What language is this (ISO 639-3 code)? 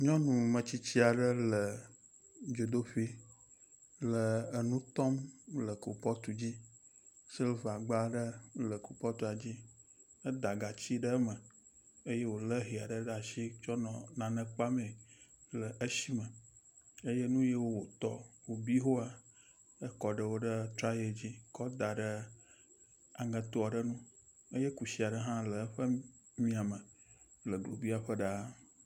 ewe